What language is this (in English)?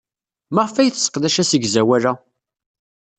Kabyle